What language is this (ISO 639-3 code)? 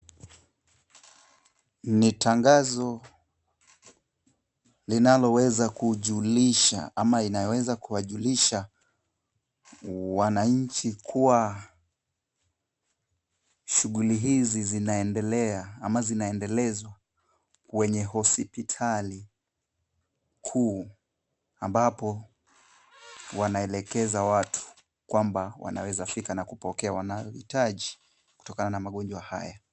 swa